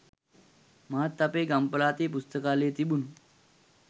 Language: Sinhala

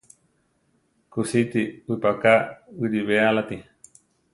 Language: Central Tarahumara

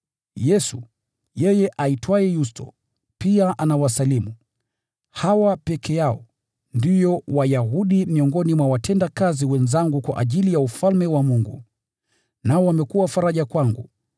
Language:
Swahili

